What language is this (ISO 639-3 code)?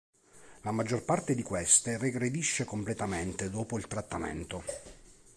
ita